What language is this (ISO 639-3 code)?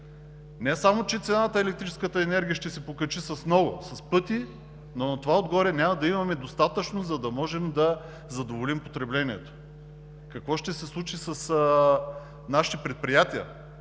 bul